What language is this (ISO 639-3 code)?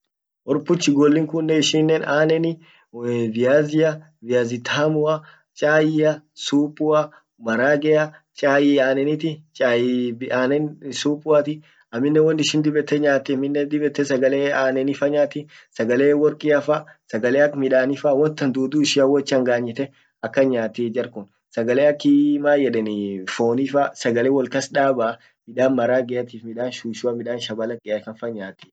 orc